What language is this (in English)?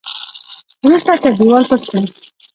Pashto